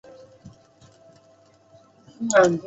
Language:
Chinese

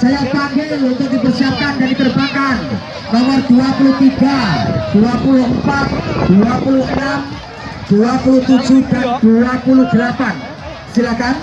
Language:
Indonesian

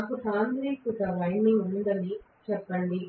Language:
Telugu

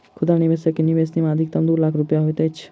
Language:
Maithili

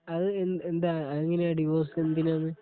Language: Malayalam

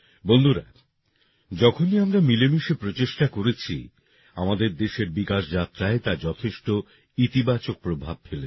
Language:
Bangla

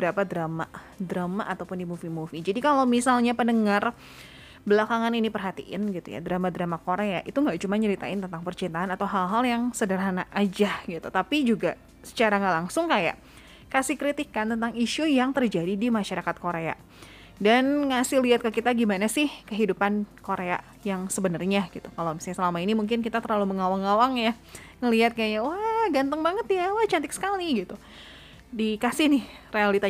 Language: Indonesian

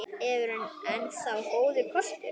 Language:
Icelandic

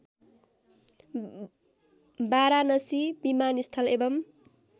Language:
Nepali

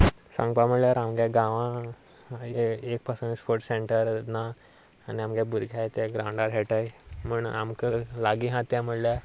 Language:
Konkani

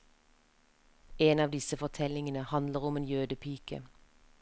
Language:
Norwegian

